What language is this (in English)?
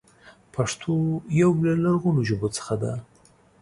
Pashto